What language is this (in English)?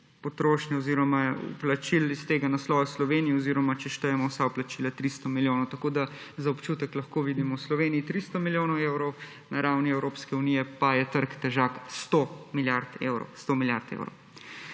Slovenian